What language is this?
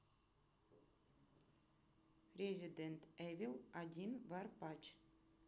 Russian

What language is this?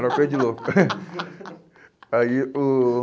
Portuguese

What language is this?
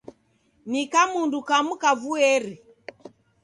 Taita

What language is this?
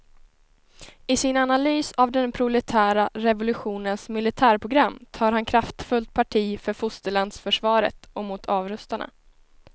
Swedish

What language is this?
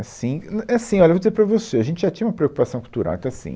Portuguese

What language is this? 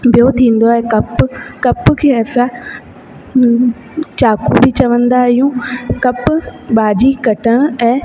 Sindhi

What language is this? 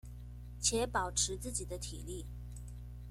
Chinese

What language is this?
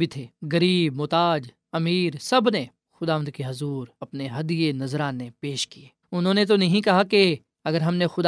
Urdu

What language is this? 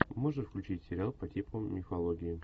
Russian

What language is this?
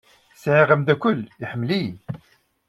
Kabyle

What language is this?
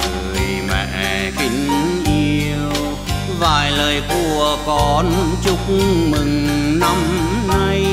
Vietnamese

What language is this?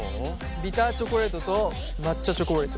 Japanese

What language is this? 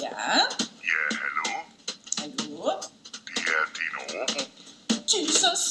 Danish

